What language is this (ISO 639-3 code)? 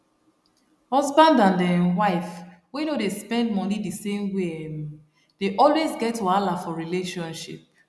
pcm